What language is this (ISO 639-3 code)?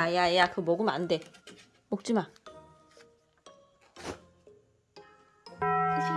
kor